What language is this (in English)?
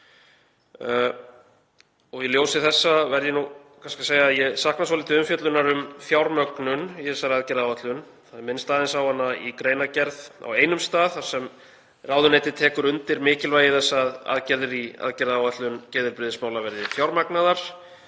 Icelandic